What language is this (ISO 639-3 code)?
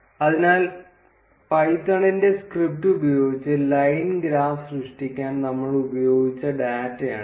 mal